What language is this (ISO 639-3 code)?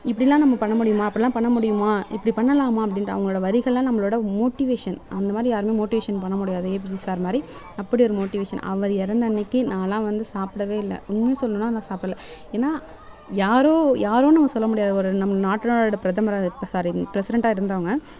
tam